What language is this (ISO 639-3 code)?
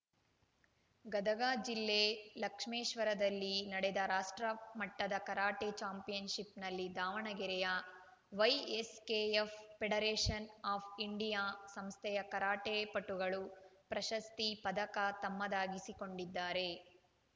kan